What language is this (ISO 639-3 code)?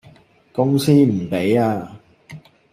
yue